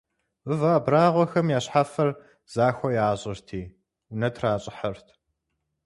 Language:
Kabardian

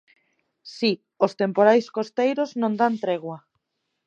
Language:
Galician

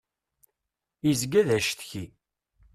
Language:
Kabyle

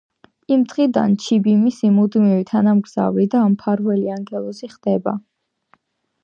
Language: Georgian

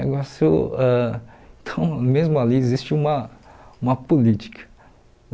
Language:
Portuguese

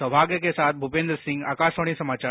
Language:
Hindi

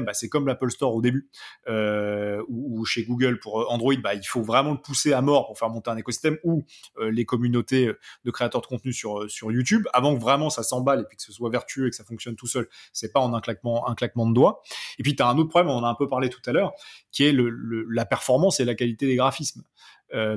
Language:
French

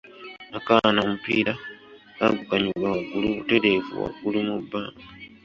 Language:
Ganda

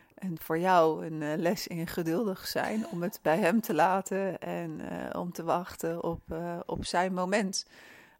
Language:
Dutch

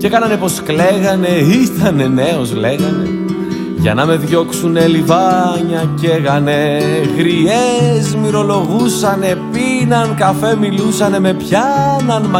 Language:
Greek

